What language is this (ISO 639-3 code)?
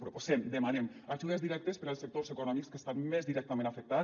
cat